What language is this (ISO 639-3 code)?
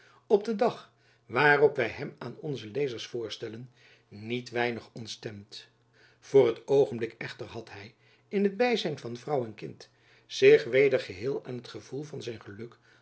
nld